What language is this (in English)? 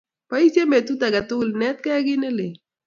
Kalenjin